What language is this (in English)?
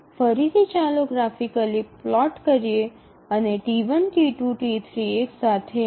Gujarati